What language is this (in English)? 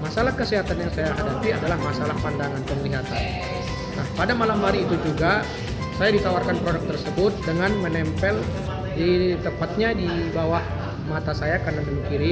Indonesian